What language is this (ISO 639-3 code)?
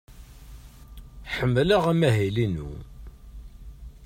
kab